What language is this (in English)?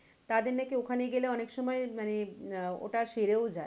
Bangla